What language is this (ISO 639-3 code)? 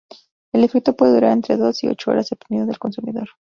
spa